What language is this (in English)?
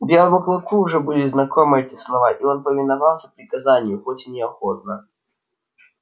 Russian